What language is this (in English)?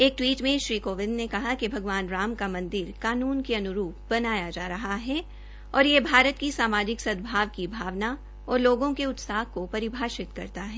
Hindi